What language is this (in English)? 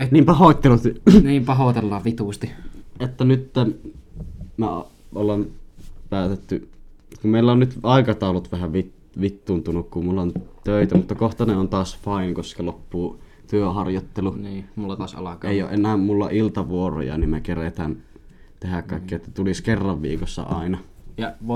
Finnish